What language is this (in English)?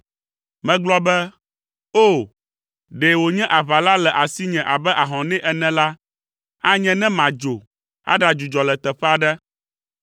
Ewe